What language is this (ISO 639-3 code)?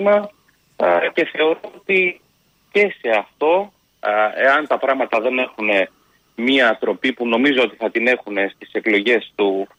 ell